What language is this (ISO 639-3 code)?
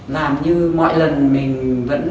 vie